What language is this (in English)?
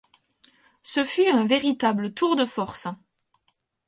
French